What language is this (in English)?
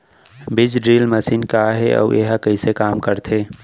Chhattisgarhi